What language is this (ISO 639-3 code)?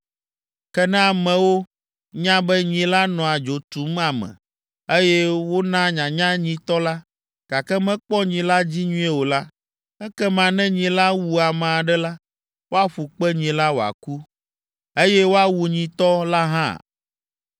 ewe